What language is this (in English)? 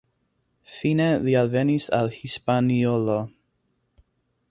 Esperanto